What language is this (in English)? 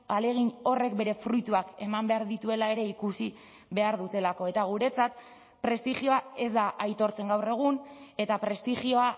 Basque